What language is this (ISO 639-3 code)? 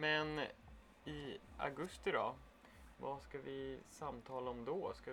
swe